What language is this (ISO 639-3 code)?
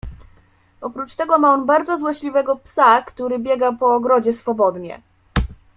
pol